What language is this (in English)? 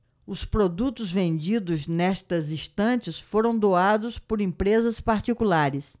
Portuguese